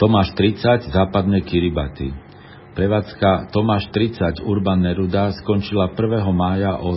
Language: Slovak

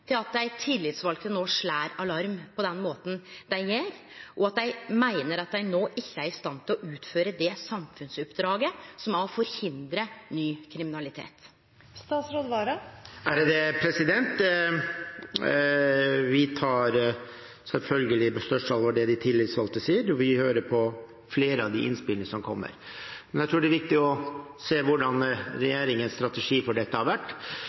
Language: Norwegian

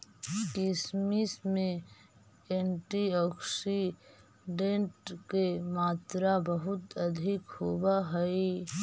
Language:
Magahi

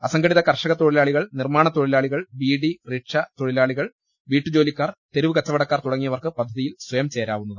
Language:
Malayalam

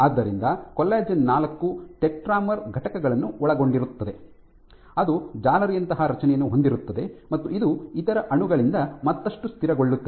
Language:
Kannada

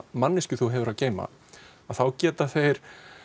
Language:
Icelandic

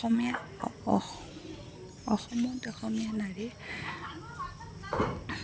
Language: Assamese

